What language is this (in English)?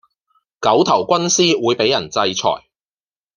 Cantonese